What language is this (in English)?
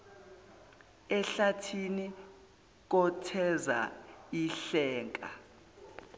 Zulu